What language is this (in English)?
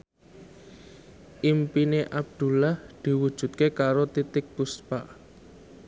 Javanese